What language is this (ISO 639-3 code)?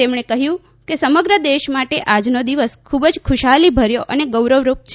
guj